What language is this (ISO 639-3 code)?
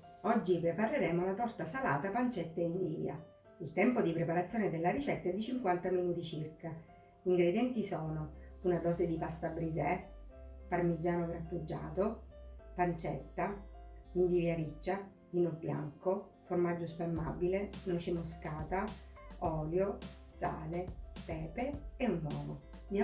ita